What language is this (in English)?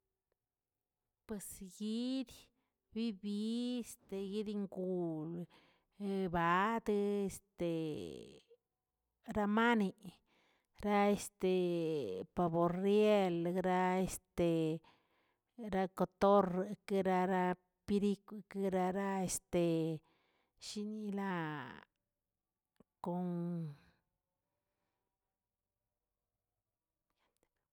Tilquiapan Zapotec